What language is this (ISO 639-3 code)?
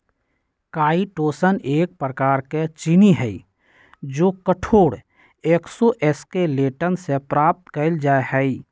mag